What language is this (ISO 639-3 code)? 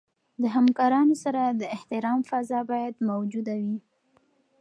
pus